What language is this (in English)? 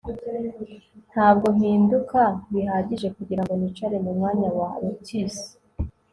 Kinyarwanda